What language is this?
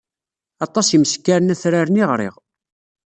Kabyle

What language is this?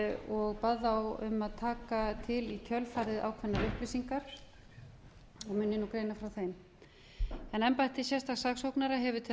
Icelandic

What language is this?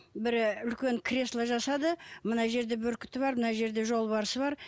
Kazakh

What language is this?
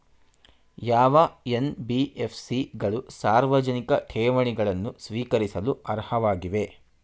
Kannada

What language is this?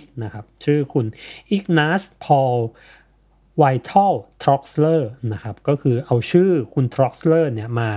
Thai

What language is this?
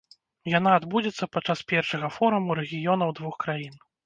Belarusian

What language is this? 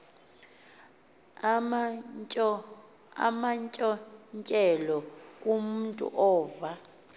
Xhosa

